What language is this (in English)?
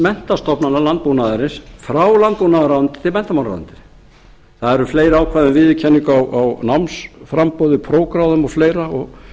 Icelandic